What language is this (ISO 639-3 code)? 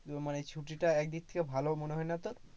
ben